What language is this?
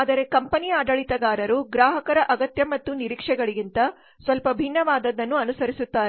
Kannada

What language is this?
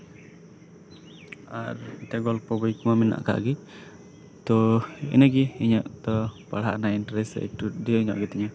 Santali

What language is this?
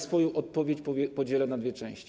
Polish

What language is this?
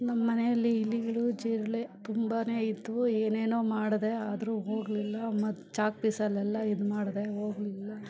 Kannada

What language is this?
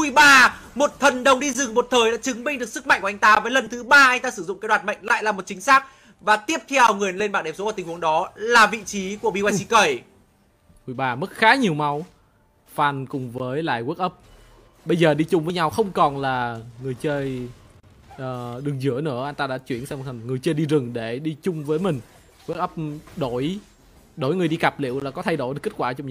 Vietnamese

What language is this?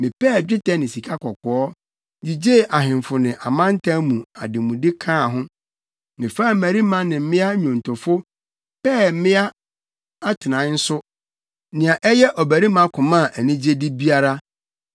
Akan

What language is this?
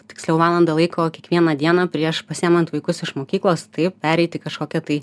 Lithuanian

